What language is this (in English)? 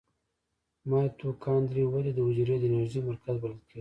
Pashto